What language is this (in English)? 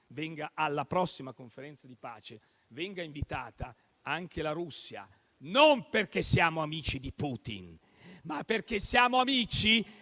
Italian